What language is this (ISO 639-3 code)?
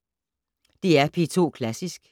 dan